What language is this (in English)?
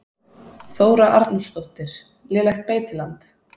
Icelandic